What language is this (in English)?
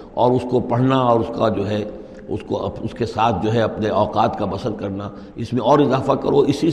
Urdu